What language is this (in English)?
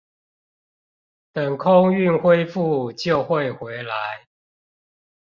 Chinese